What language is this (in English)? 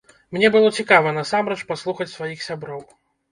Belarusian